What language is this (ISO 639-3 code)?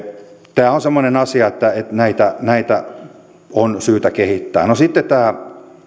fin